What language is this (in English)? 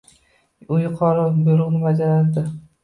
Uzbek